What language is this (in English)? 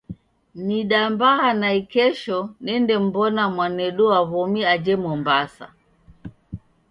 Taita